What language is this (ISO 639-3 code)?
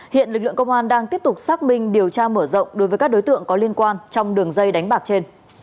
vie